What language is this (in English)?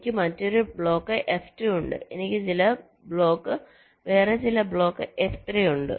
Malayalam